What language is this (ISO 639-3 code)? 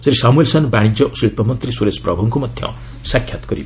ori